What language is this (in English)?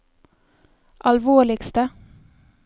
Norwegian